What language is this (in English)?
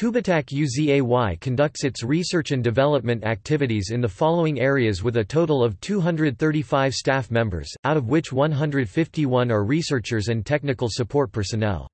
English